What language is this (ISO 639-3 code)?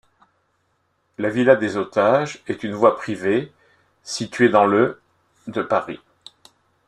fra